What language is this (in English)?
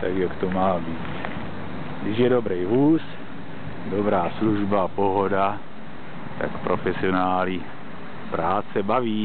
Czech